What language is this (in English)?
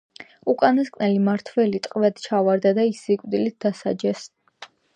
Georgian